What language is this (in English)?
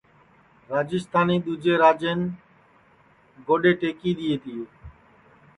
Sansi